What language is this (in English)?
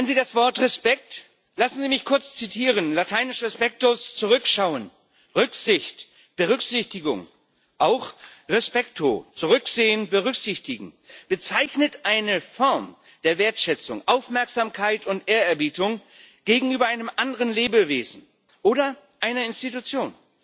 German